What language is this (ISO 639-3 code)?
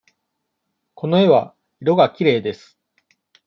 jpn